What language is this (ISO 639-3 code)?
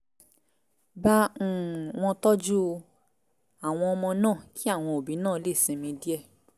yor